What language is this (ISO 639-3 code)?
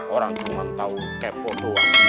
ind